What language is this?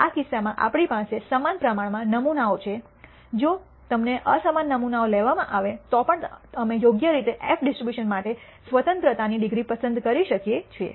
Gujarati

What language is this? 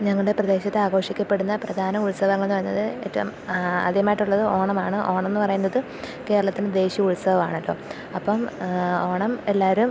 Malayalam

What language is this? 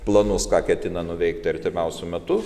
Lithuanian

